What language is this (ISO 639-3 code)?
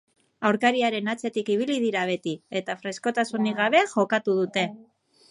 eus